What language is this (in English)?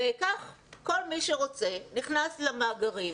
Hebrew